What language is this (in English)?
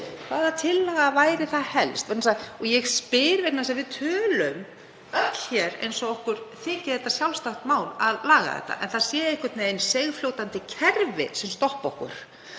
Icelandic